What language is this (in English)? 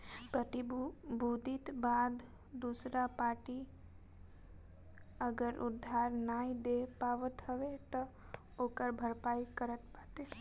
Bhojpuri